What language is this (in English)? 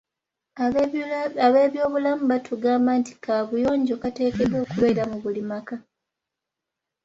Ganda